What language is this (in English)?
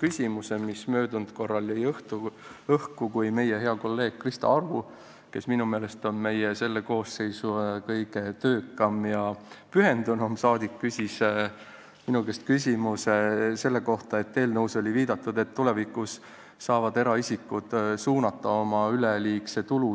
Estonian